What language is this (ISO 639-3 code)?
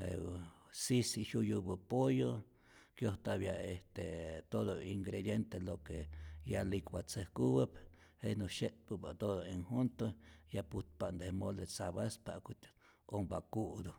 zor